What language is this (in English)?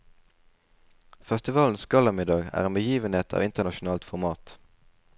Norwegian